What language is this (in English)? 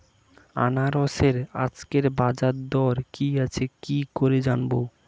Bangla